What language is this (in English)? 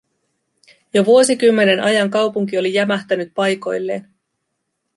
Finnish